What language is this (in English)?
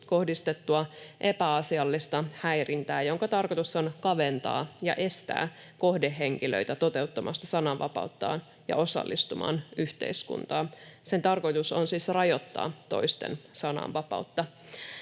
Finnish